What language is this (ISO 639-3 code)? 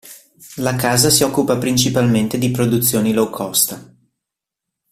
ita